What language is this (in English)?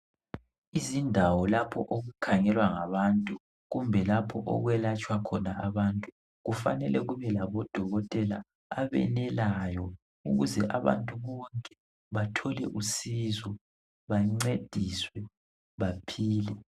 North Ndebele